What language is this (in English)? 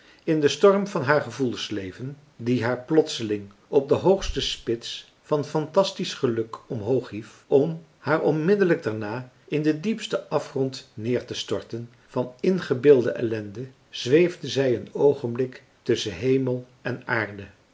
Dutch